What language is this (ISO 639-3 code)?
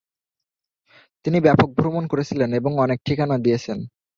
ben